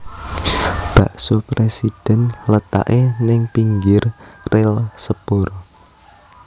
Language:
Javanese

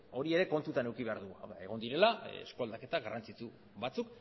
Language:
Basque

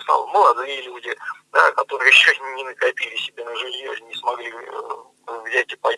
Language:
Russian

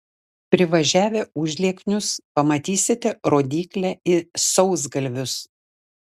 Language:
Lithuanian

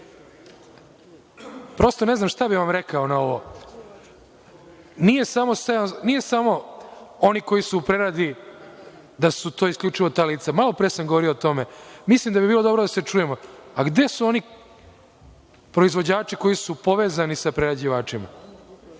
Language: Serbian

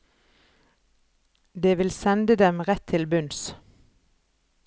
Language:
Norwegian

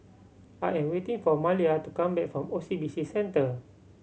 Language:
English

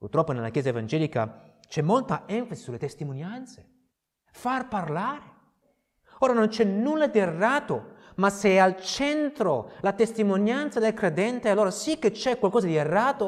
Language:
Italian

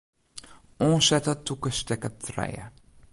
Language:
Western Frisian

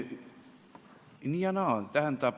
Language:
Estonian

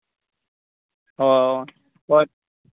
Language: Santali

